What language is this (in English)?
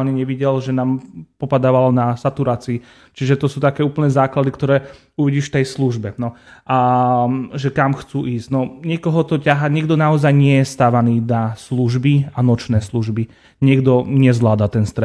Slovak